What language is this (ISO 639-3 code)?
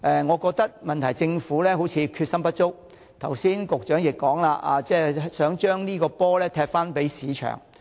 yue